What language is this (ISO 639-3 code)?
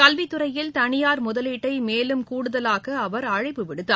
tam